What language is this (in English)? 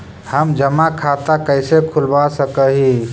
Magahi